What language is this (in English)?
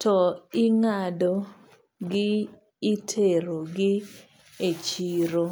Luo (Kenya and Tanzania)